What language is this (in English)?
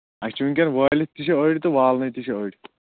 Kashmiri